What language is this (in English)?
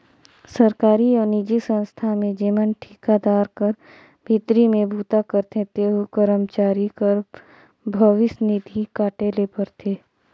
Chhattisgarhi